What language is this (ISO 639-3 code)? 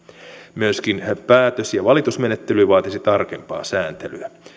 fin